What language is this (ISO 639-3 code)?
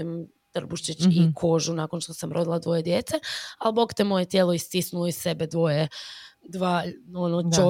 hrv